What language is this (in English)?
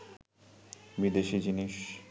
Bangla